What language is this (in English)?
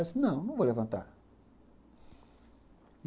Portuguese